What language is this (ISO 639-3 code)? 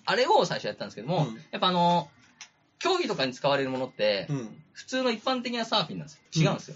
jpn